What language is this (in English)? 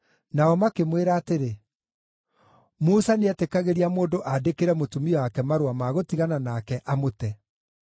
Kikuyu